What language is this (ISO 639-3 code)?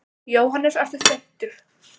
isl